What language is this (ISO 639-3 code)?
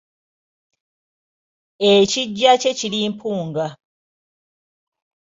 lug